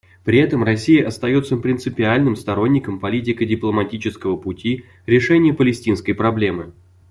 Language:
Russian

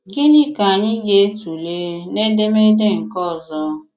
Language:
Igbo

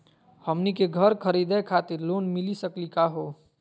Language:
Magahi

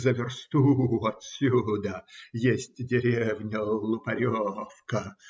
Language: Russian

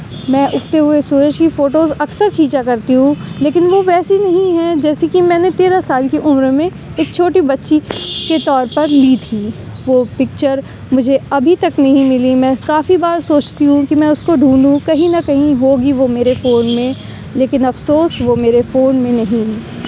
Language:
Urdu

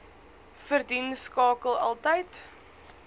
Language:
Afrikaans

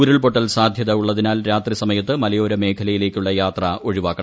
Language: Malayalam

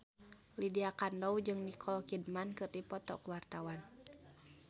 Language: Sundanese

